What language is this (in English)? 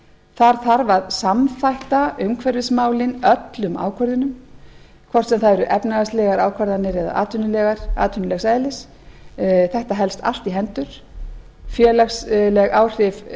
Icelandic